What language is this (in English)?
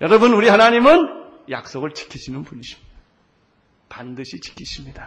Korean